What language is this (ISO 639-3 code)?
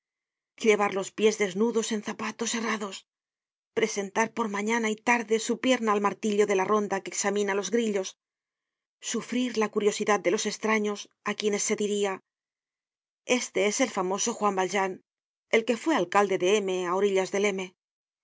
spa